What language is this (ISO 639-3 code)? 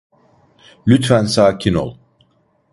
tur